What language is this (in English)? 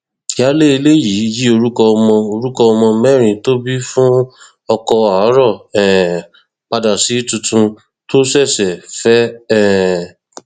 Yoruba